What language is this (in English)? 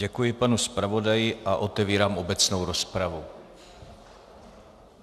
Czech